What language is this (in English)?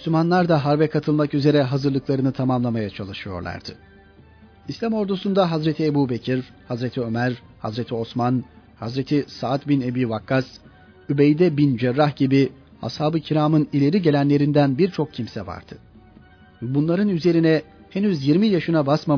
Turkish